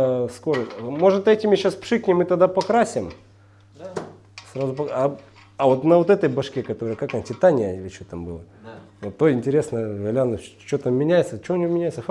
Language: Russian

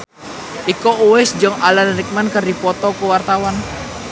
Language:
Sundanese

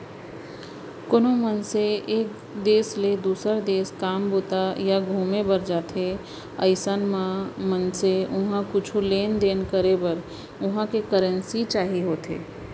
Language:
Chhattisgarhi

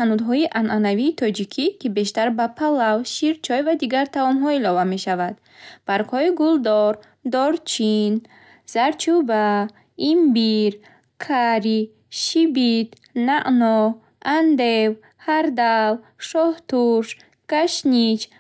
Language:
Bukharic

